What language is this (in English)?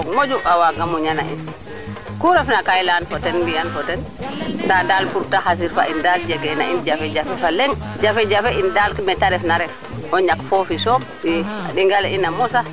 Serer